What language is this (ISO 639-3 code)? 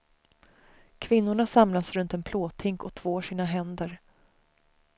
swe